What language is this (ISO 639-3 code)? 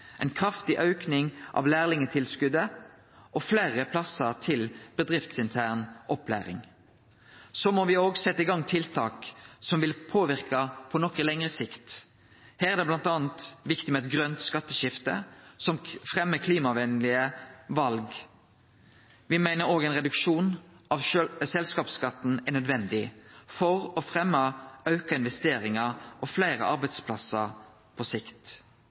nno